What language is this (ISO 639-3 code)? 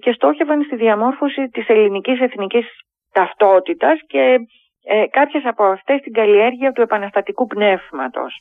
ell